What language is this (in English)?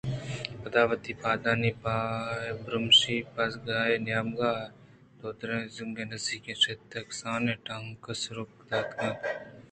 Eastern Balochi